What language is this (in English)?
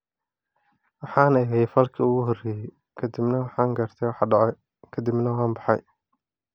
Somali